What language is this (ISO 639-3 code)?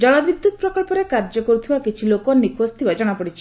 ori